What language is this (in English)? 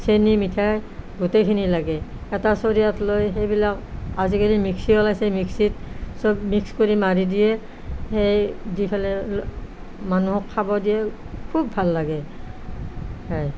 Assamese